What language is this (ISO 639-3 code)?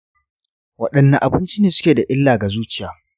hau